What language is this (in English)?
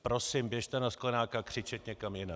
Czech